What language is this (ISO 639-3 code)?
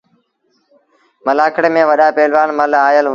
sbn